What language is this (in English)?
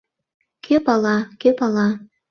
Mari